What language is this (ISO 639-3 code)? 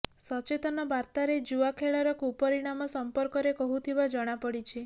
ori